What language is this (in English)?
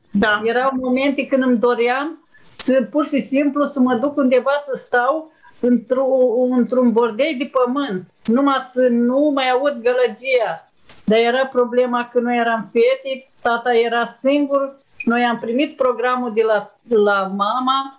Romanian